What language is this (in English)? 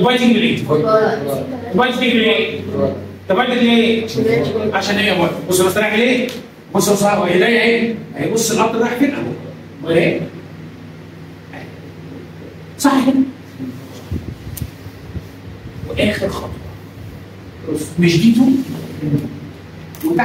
Arabic